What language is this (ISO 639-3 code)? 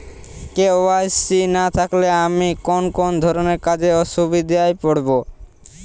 ben